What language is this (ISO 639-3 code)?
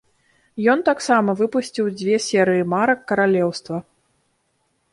bel